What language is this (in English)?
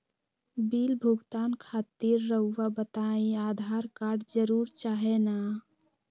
Magahi